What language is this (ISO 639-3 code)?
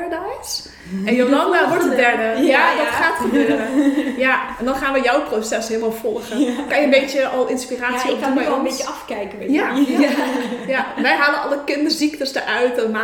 nld